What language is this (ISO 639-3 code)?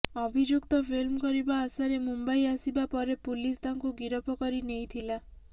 ori